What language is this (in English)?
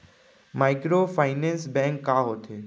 Chhattisgarhi